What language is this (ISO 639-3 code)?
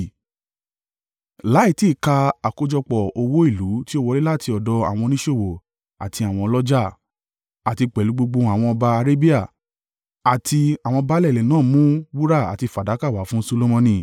yor